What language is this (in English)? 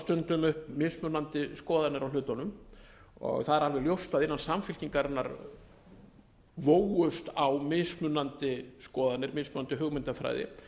Icelandic